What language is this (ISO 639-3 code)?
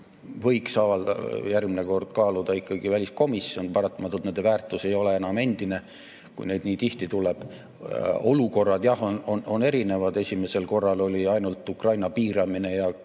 est